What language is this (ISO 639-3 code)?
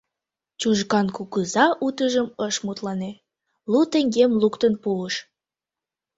chm